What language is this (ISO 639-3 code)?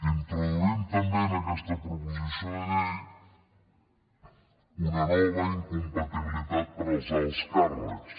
cat